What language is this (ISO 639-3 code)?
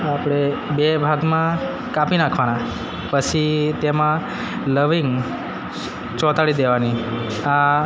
guj